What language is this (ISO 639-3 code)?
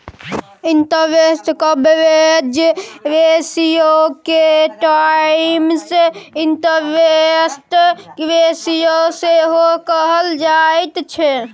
mai